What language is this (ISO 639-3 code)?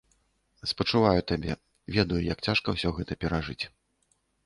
bel